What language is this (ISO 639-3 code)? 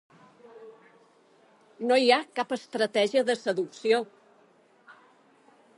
cat